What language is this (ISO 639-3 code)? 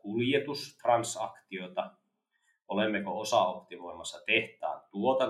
fin